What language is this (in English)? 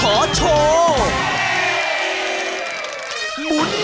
Thai